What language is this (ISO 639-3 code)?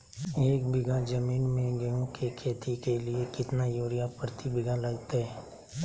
mag